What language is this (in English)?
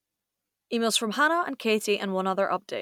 English